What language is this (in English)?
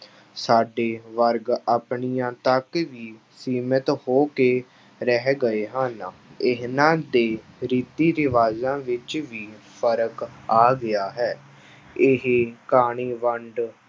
Punjabi